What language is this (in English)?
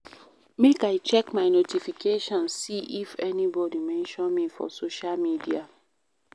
Nigerian Pidgin